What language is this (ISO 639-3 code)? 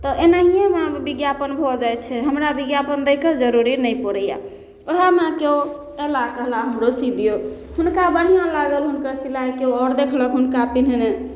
mai